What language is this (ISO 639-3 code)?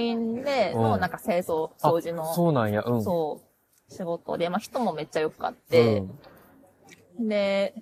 jpn